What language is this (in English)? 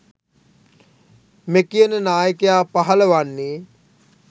Sinhala